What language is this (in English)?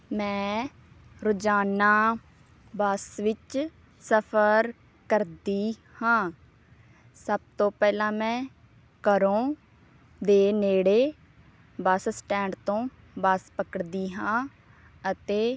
Punjabi